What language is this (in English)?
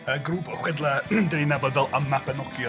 Welsh